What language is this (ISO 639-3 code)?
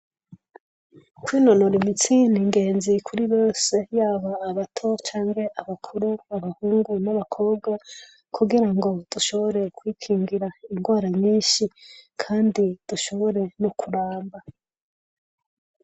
run